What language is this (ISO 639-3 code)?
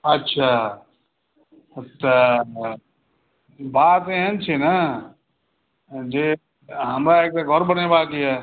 mai